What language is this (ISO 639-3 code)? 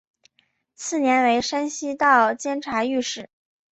zho